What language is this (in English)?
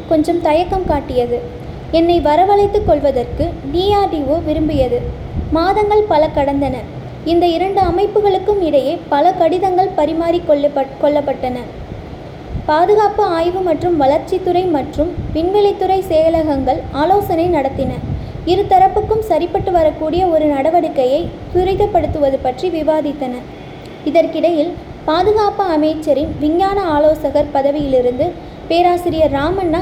Tamil